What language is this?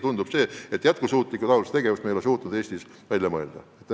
Estonian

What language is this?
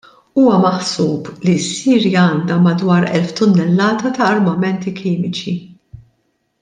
Maltese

